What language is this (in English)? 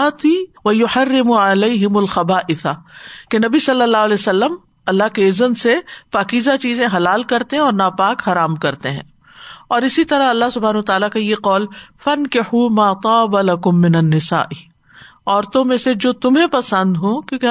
Urdu